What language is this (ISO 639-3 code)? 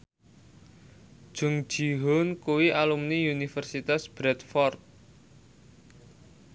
jav